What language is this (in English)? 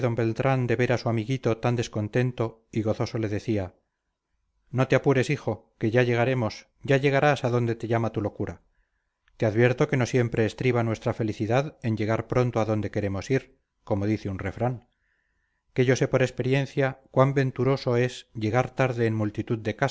Spanish